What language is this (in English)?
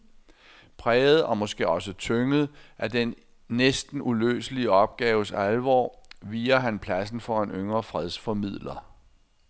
Danish